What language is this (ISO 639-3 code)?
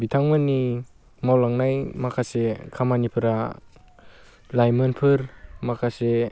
brx